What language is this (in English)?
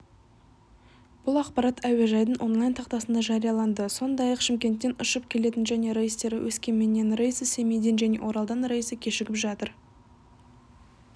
Kazakh